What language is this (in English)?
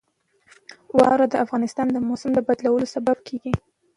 Pashto